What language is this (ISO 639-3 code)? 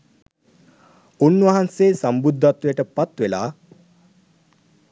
sin